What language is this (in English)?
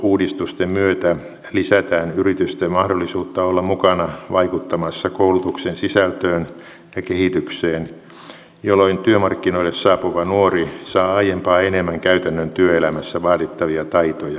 Finnish